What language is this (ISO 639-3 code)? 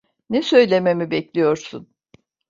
tur